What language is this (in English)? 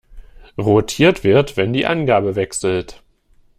German